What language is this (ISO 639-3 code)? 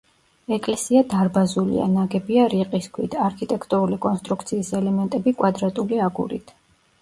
kat